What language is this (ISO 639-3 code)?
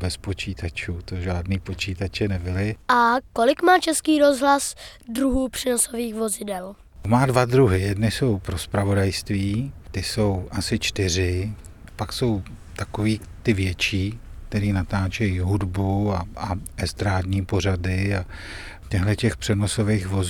ces